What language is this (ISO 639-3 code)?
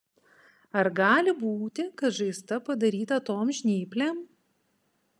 lit